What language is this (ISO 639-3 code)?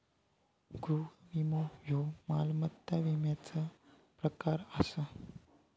mar